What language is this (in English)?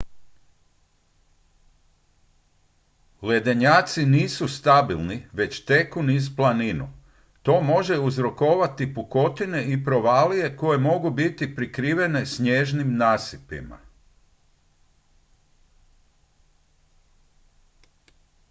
Croatian